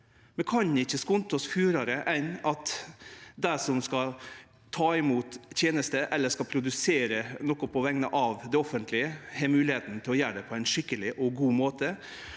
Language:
Norwegian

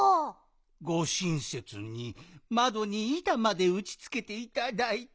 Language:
Japanese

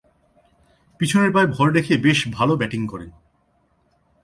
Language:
Bangla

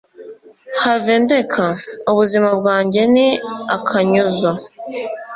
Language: Kinyarwanda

